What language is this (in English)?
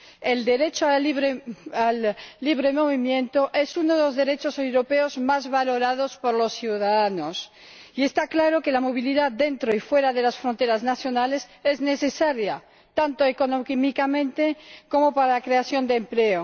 Spanish